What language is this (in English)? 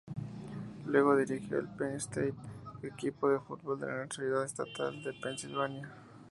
Spanish